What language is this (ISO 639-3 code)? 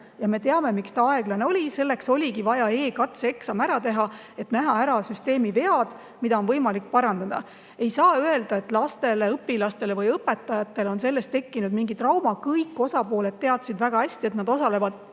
est